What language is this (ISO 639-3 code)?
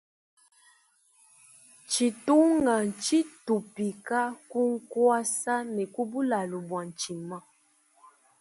lua